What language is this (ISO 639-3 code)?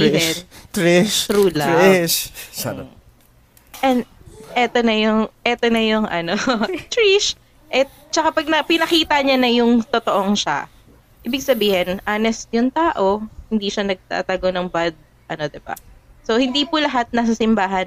fil